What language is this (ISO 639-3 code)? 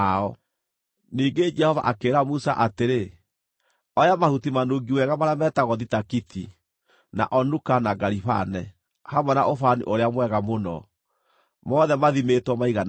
kik